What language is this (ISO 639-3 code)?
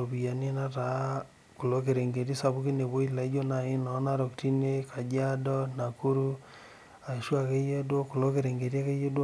mas